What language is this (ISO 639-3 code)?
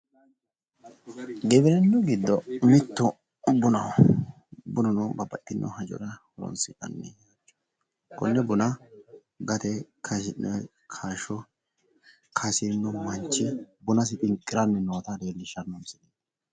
sid